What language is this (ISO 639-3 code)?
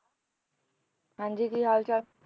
pan